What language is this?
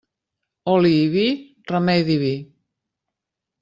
Catalan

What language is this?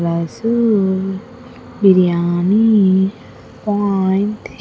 English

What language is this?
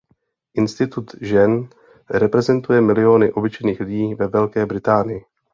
Czech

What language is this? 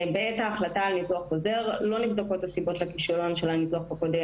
Hebrew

